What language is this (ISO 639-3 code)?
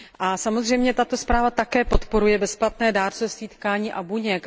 ces